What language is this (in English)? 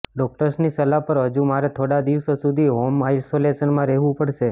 Gujarati